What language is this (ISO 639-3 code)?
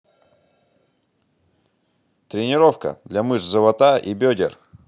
rus